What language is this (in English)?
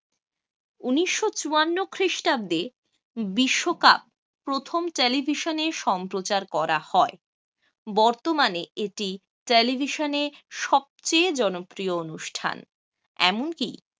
Bangla